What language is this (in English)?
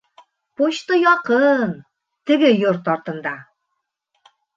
Bashkir